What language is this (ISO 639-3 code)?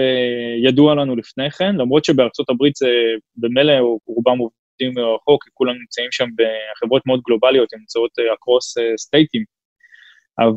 heb